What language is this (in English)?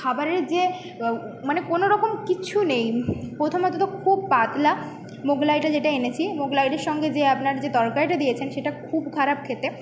Bangla